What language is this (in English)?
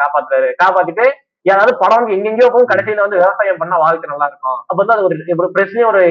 Tamil